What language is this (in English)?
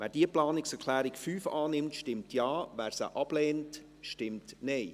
Swiss German